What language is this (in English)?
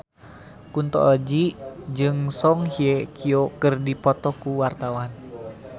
Sundanese